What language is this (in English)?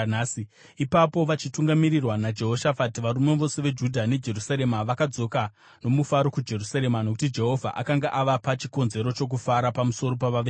Shona